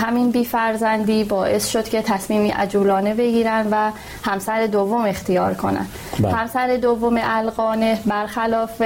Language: Persian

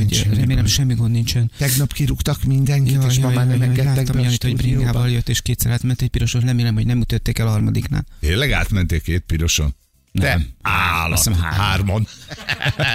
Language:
Hungarian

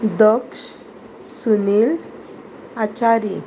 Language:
Konkani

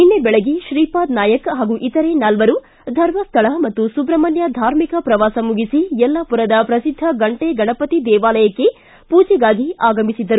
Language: Kannada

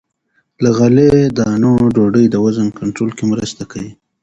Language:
Pashto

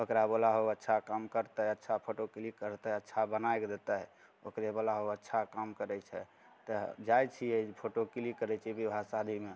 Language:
Maithili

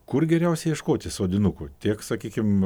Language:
Lithuanian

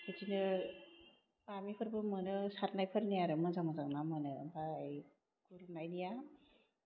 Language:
Bodo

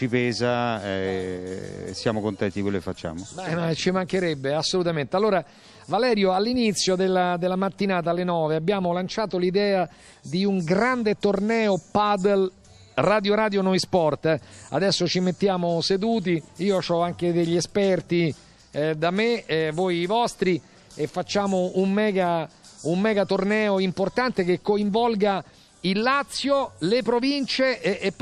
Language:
Italian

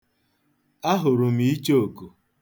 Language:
Igbo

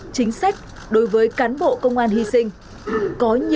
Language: Vietnamese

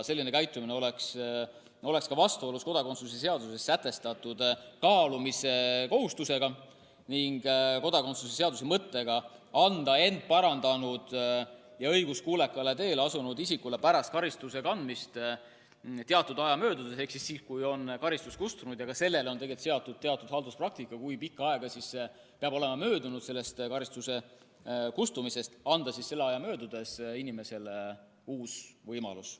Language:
Estonian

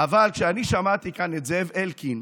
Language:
Hebrew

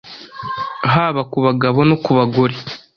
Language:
Kinyarwanda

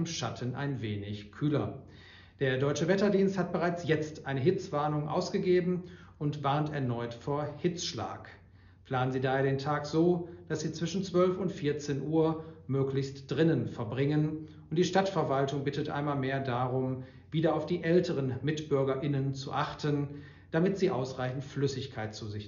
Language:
German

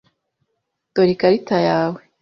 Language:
Kinyarwanda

